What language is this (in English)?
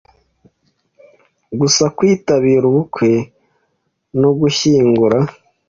Kinyarwanda